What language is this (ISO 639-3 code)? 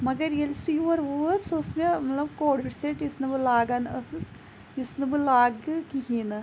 kas